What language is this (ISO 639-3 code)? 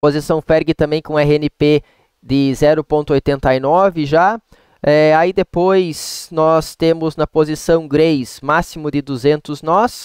por